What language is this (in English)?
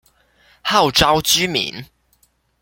Chinese